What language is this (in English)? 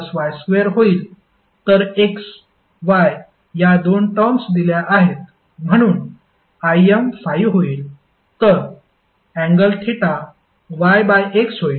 Marathi